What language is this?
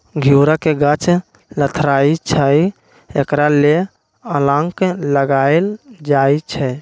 Magahi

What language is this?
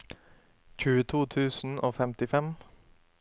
Norwegian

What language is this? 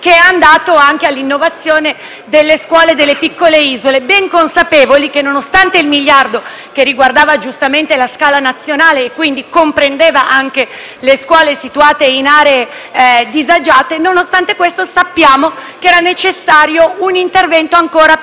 Italian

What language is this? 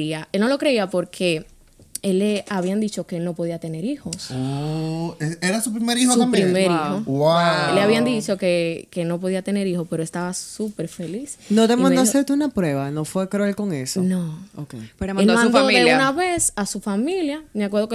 Spanish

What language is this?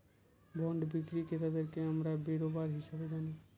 Bangla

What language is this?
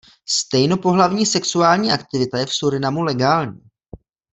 Czech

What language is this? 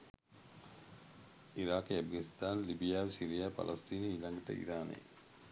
Sinhala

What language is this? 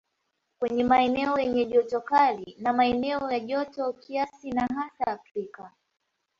Swahili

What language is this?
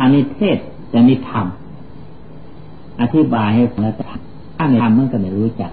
Thai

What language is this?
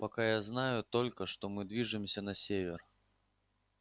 Russian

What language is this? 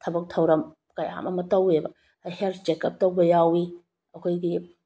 Manipuri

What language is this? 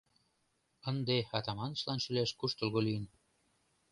Mari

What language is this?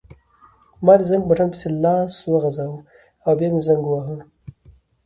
Pashto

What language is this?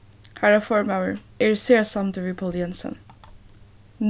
Faroese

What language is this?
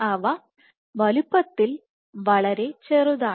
Malayalam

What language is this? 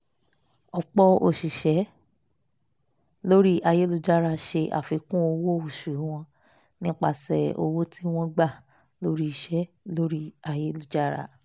Yoruba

